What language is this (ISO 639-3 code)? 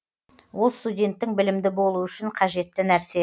kaz